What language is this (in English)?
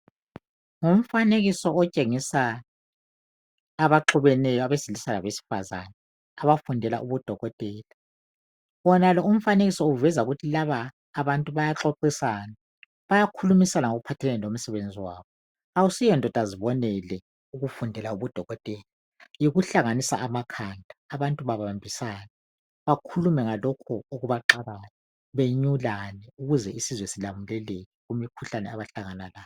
North Ndebele